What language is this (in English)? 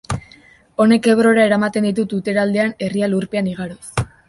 Basque